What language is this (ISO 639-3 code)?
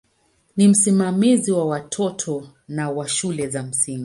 swa